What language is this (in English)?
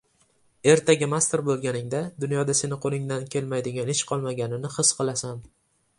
Uzbek